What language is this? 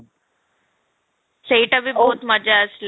Odia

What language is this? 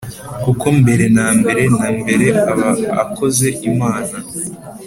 Kinyarwanda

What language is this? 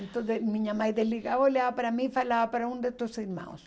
Portuguese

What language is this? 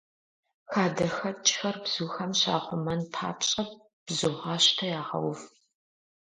Kabardian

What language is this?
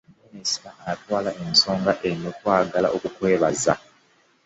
Ganda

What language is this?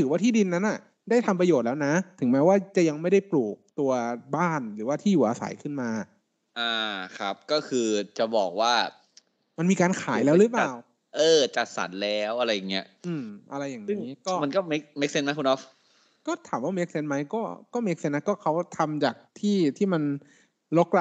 Thai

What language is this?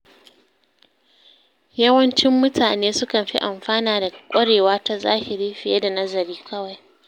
Hausa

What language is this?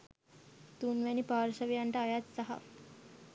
Sinhala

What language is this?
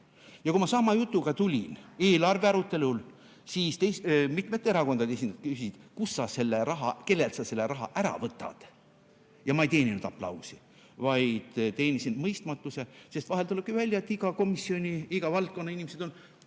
Estonian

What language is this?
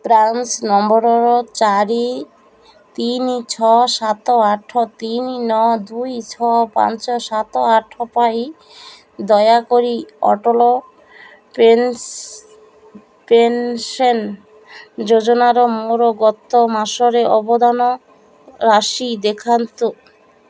Odia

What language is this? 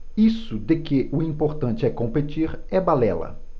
Portuguese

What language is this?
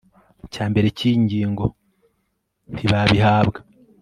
Kinyarwanda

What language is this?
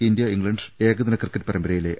Malayalam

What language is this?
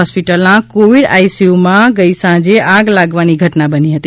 Gujarati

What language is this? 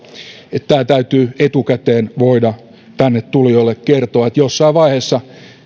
Finnish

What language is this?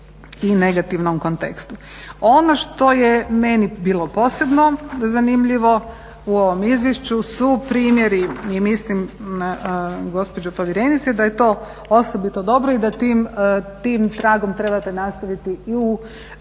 Croatian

